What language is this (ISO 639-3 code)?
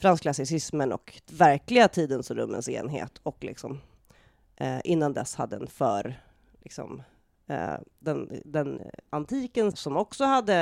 swe